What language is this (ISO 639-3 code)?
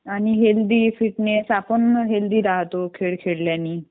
mar